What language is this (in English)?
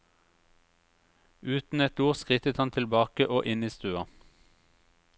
Norwegian